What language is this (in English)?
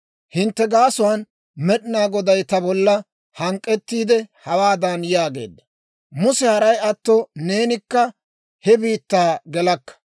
Dawro